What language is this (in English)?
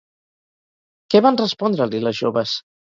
Catalan